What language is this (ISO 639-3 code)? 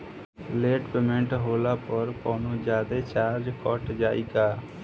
bho